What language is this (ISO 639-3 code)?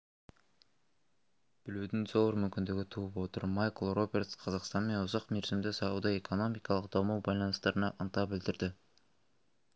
kaz